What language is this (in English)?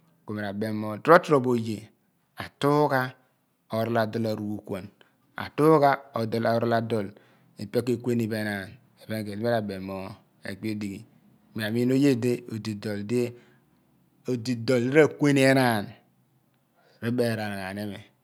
Abua